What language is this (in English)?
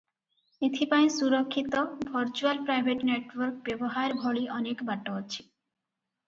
Odia